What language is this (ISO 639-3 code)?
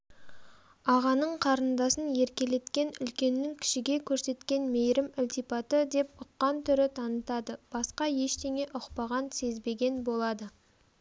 kaz